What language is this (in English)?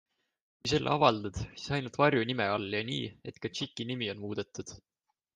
Estonian